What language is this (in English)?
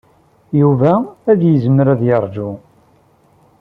Kabyle